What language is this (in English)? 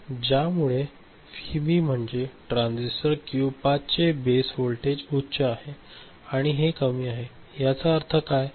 Marathi